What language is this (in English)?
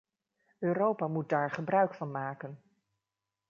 Dutch